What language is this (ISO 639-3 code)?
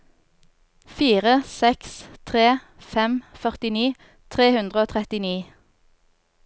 nor